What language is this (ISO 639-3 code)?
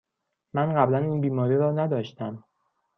fas